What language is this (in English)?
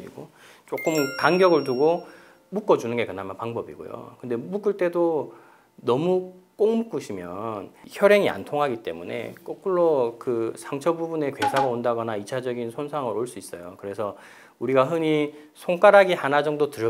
Korean